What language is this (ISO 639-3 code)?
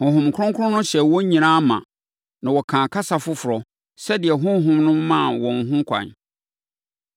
aka